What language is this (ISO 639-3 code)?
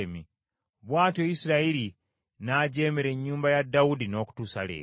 lug